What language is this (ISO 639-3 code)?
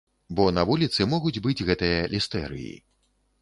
bel